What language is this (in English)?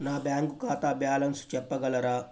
Telugu